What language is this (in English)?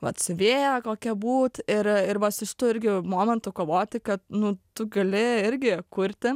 Lithuanian